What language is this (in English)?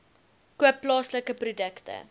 Afrikaans